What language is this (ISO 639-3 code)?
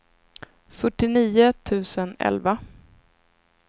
swe